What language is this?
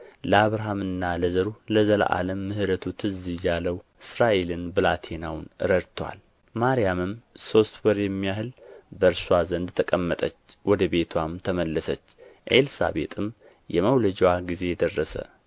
Amharic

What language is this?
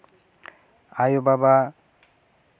Santali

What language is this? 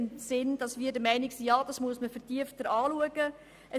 Swiss German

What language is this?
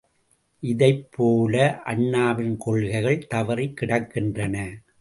Tamil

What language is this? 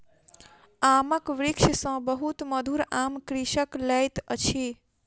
Maithili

